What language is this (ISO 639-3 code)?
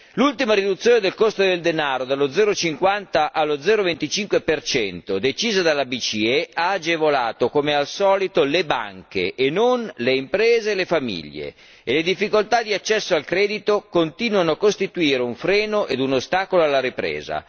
ita